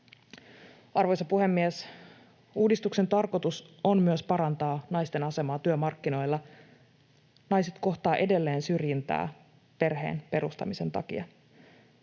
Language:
Finnish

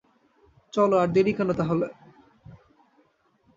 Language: Bangla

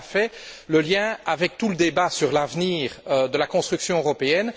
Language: French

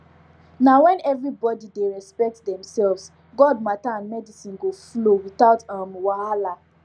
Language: Nigerian Pidgin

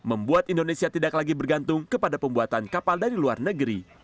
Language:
Indonesian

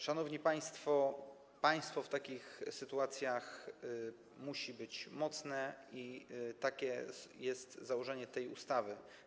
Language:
Polish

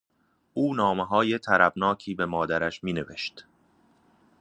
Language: Persian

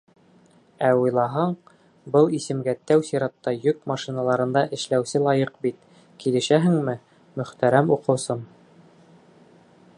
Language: Bashkir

